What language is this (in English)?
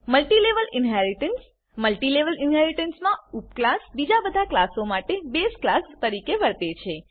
Gujarati